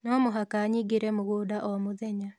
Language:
Kikuyu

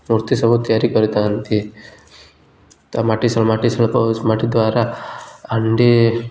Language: Odia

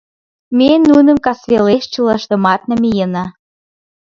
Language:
Mari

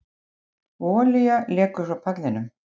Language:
Icelandic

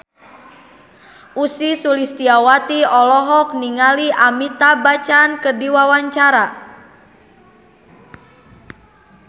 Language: Sundanese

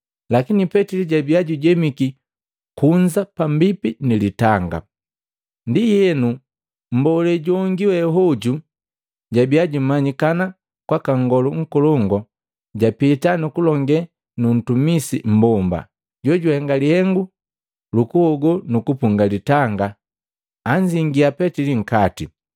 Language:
Matengo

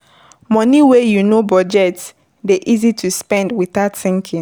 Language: Nigerian Pidgin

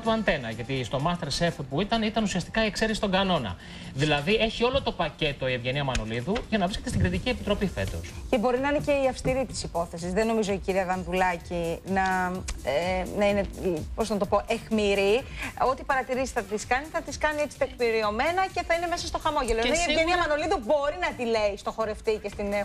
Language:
Greek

